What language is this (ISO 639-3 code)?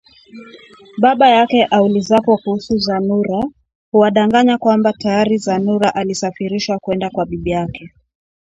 swa